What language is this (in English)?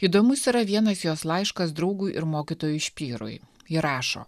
Lithuanian